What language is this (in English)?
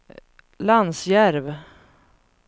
Swedish